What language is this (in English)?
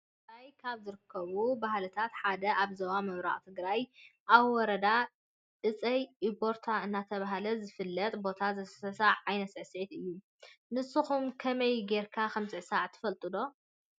Tigrinya